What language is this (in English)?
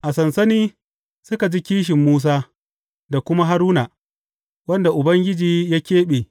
Hausa